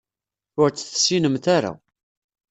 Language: Kabyle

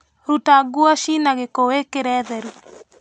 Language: Kikuyu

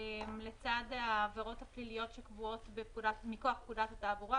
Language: Hebrew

